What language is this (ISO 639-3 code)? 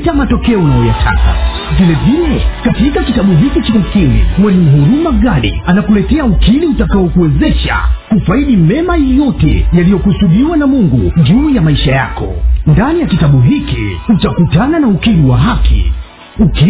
swa